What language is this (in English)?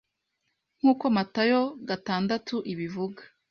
Kinyarwanda